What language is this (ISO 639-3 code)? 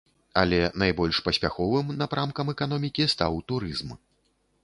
bel